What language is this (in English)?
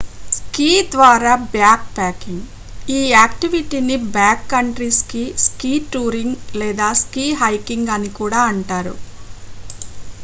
Telugu